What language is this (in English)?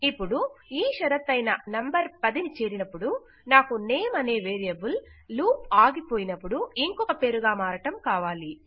Telugu